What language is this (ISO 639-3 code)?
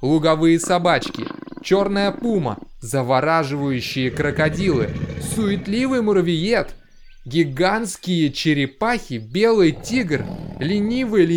rus